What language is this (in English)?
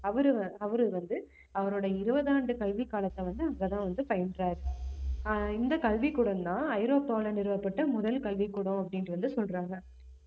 Tamil